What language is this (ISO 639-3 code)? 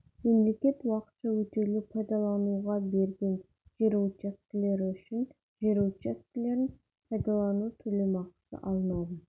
kaz